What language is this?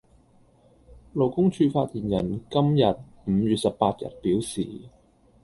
Cantonese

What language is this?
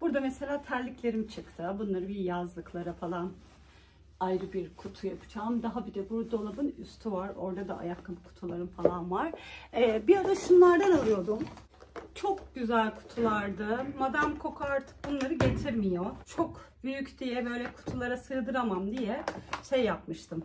Turkish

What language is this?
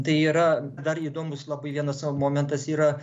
Lithuanian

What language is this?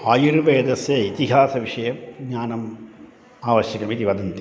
Sanskrit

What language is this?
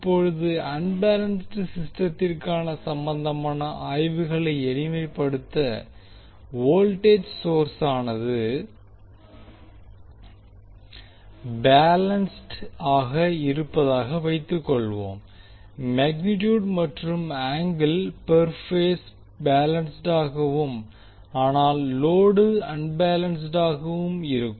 Tamil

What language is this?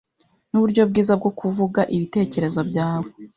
Kinyarwanda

